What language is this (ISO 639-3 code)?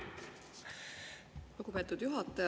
est